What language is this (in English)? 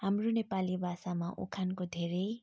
Nepali